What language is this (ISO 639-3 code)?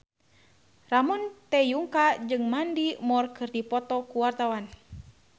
sun